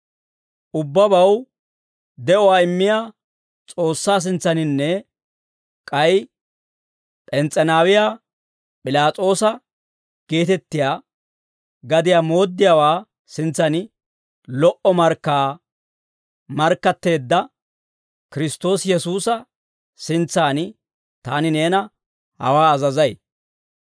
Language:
Dawro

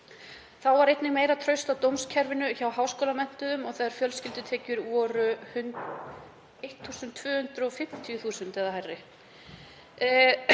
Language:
Icelandic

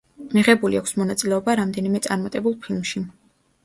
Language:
Georgian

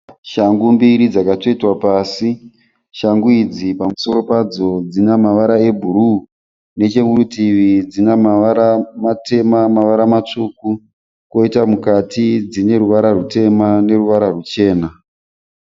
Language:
Shona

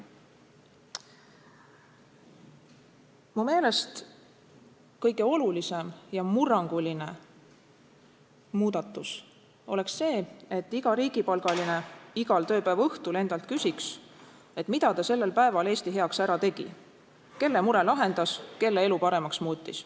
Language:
Estonian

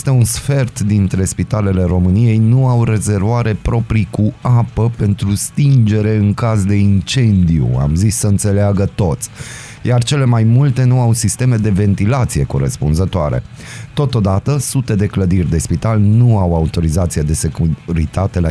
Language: Romanian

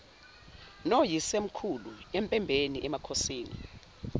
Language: Zulu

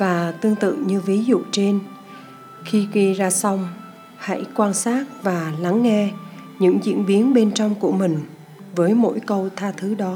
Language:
Vietnamese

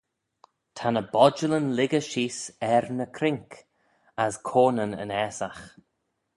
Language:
Manx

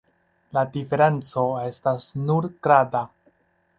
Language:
Esperanto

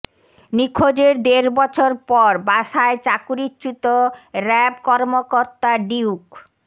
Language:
Bangla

